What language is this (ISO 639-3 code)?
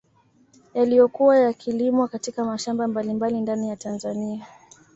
swa